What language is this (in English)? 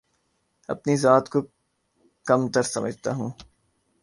Urdu